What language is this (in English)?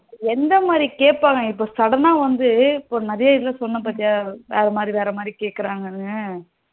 Tamil